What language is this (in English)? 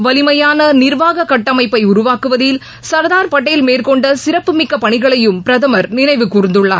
Tamil